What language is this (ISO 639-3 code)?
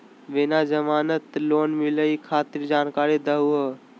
mag